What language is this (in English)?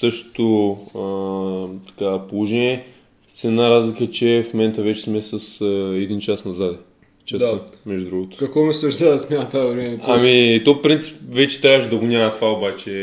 Bulgarian